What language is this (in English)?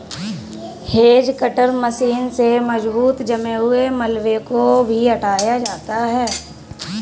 Hindi